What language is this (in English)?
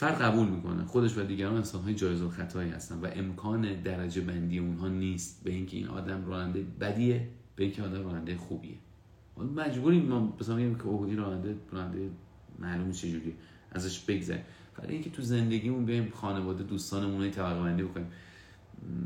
Persian